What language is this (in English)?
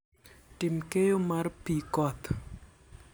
Luo (Kenya and Tanzania)